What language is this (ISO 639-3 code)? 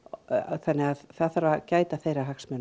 isl